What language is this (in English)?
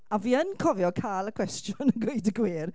Welsh